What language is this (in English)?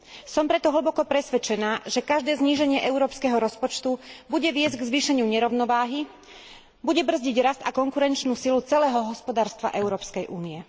Slovak